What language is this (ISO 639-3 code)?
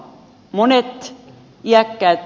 fin